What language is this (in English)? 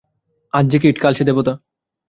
Bangla